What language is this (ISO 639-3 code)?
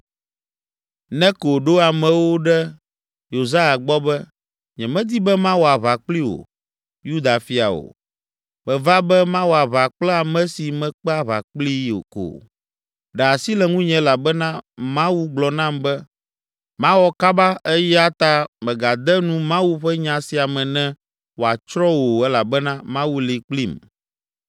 ewe